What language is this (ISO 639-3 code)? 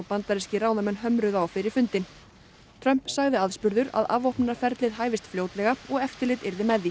isl